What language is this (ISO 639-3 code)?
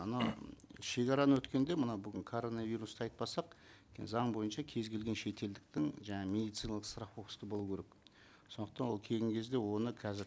kaz